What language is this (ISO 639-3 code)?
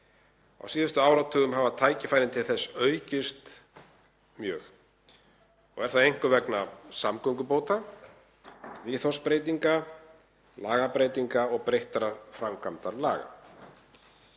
isl